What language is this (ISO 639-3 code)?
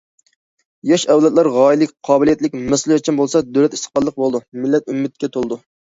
uig